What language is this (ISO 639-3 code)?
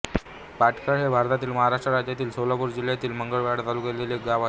mar